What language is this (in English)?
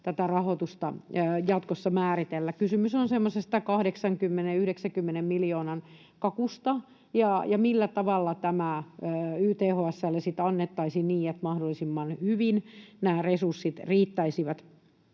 Finnish